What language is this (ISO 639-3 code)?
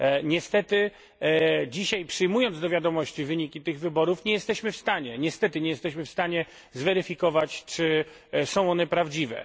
pol